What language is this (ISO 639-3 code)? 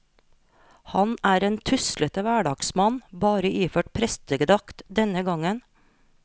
nor